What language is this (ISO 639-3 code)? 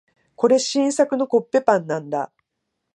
jpn